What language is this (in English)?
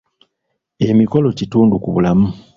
Ganda